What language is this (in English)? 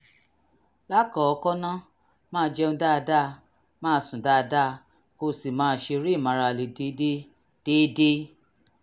Yoruba